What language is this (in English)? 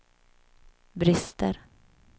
Swedish